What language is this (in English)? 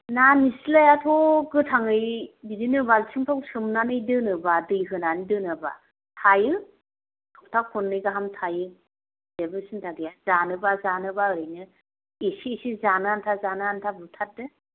Bodo